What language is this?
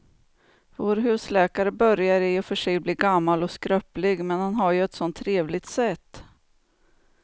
Swedish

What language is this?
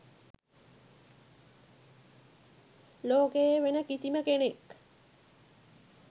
Sinhala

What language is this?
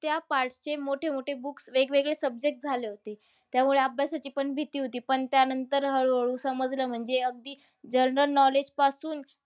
Marathi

